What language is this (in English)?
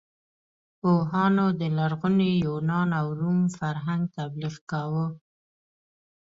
Pashto